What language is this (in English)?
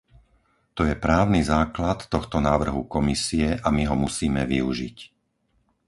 Slovak